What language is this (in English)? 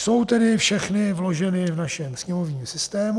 Czech